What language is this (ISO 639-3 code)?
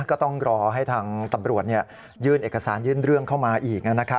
tha